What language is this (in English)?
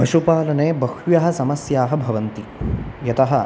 Sanskrit